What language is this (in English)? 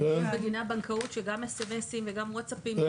Hebrew